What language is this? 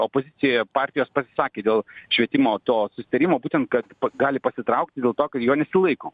Lithuanian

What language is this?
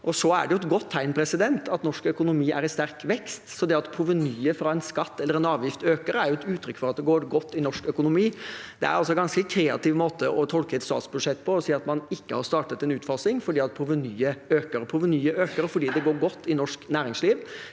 Norwegian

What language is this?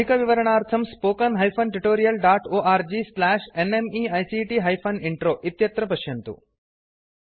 Sanskrit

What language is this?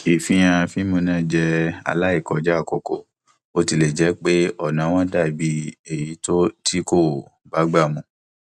Yoruba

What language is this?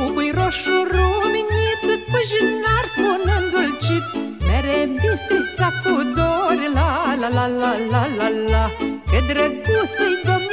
Romanian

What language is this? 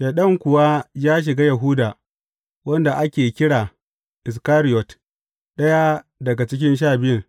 Hausa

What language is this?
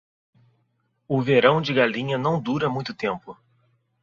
Portuguese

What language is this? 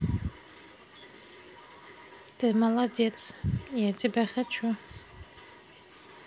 Russian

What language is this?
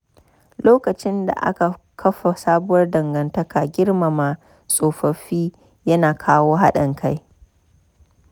Hausa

